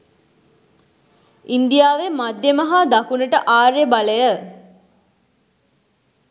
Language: Sinhala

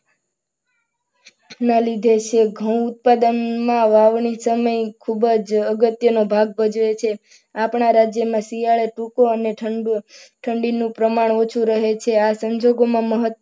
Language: Gujarati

